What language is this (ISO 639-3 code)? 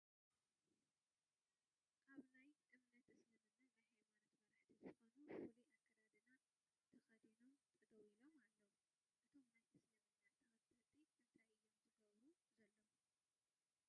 tir